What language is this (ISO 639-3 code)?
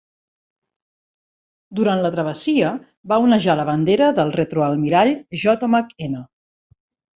cat